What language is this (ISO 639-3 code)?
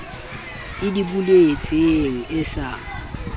sot